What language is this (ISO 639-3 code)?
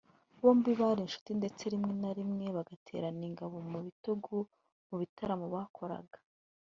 kin